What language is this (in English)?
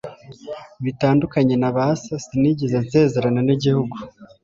Kinyarwanda